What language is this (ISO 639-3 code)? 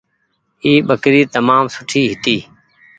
gig